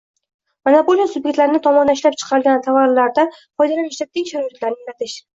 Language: Uzbek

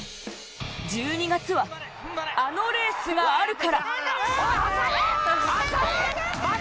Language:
Japanese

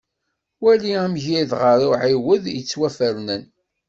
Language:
Kabyle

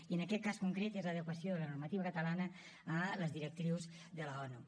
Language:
Catalan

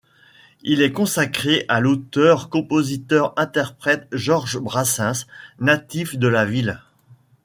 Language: French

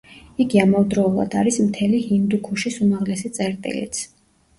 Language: Georgian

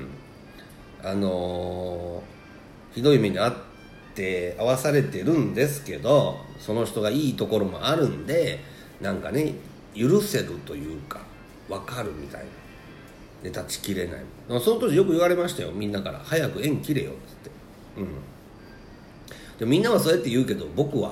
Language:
Japanese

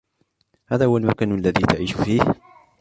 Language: Arabic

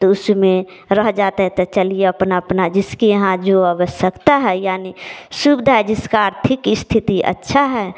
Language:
Hindi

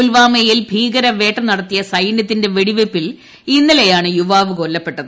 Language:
Malayalam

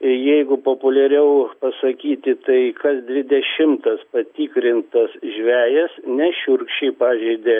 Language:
Lithuanian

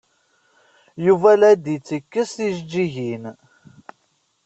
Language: Kabyle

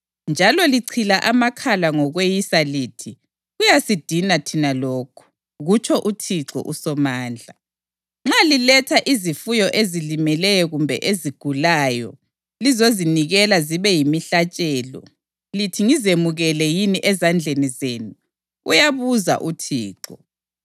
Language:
North Ndebele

